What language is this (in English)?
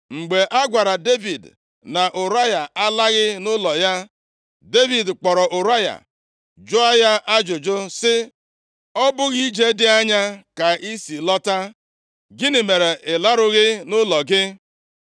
Igbo